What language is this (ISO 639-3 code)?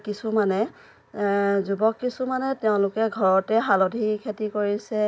asm